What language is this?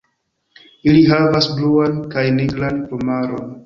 Esperanto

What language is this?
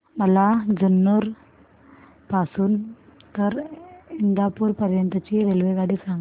Marathi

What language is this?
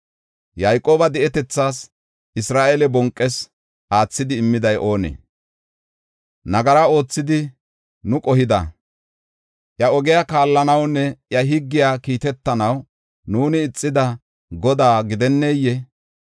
Gofa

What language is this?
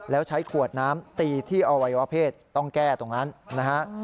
Thai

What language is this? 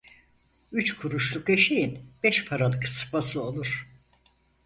Turkish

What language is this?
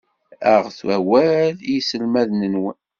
Kabyle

